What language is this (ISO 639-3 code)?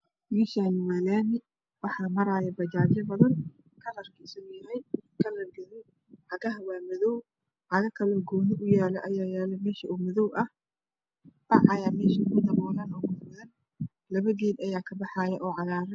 som